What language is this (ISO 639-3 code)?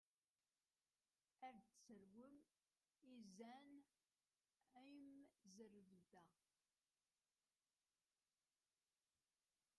kab